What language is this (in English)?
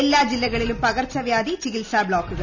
Malayalam